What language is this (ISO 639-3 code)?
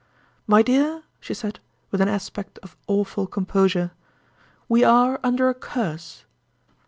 eng